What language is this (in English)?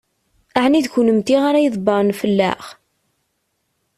Kabyle